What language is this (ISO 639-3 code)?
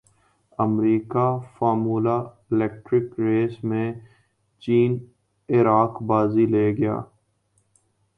urd